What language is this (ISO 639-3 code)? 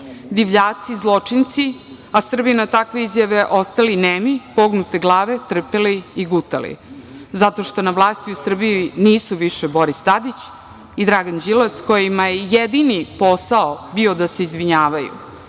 srp